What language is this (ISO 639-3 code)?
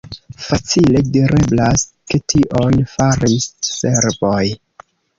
epo